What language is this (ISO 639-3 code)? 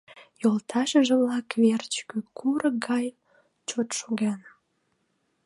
chm